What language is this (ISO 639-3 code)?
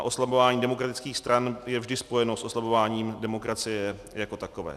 ces